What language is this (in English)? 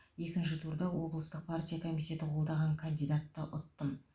Kazakh